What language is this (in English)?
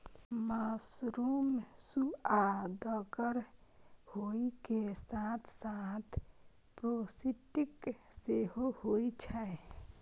Maithili